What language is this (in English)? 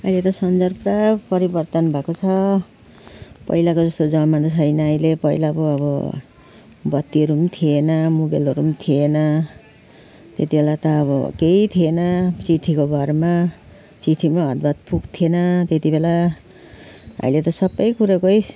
Nepali